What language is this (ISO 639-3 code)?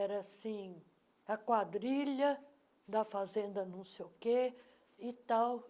por